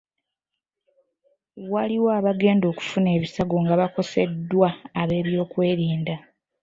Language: Ganda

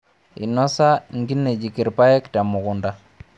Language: Masai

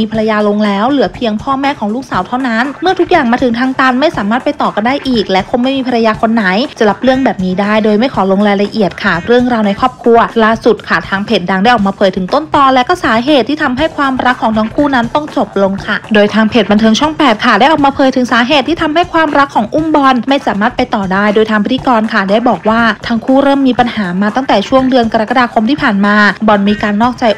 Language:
Thai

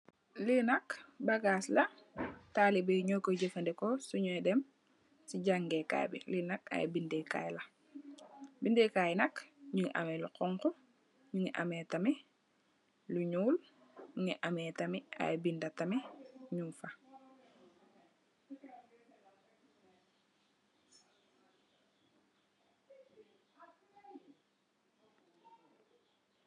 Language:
Wolof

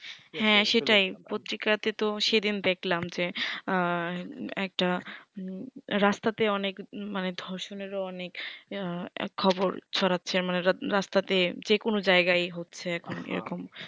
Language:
Bangla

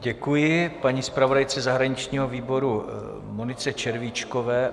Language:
Czech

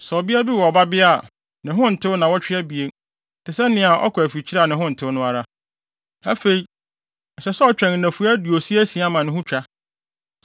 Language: Akan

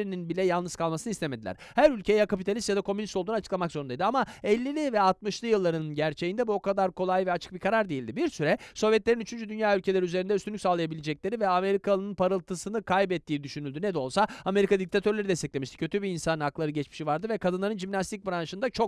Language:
Turkish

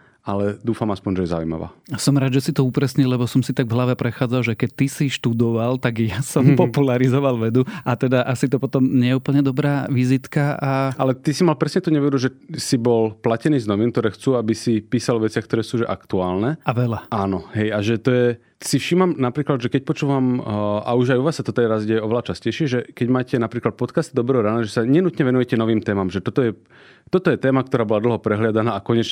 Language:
Slovak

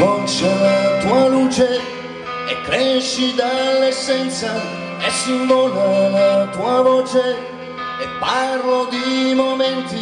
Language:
Dutch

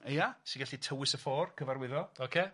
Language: Welsh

